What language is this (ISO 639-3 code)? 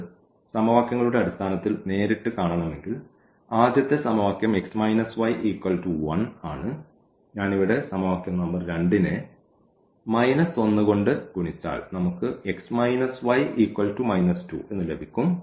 mal